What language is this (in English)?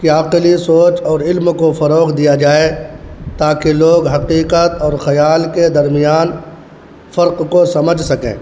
Urdu